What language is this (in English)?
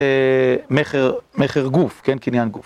Hebrew